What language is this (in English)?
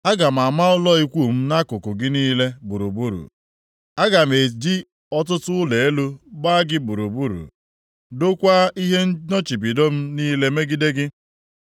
Igbo